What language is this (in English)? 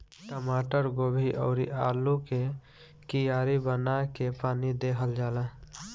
Bhojpuri